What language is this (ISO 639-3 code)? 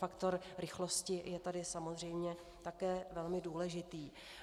ces